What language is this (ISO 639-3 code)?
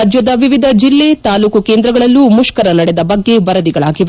kan